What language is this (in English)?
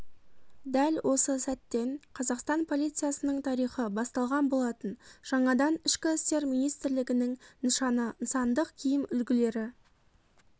Kazakh